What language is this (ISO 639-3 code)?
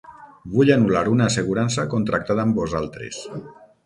cat